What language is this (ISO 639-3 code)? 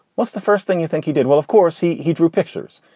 eng